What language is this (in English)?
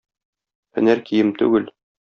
Tatar